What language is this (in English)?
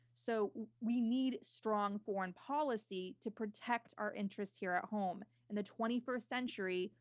English